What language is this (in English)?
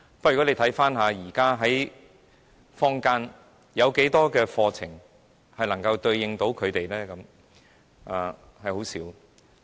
Cantonese